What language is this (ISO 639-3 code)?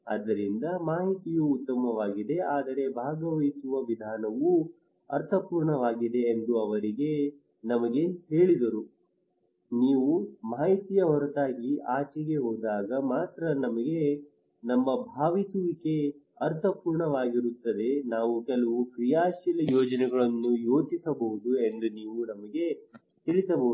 kan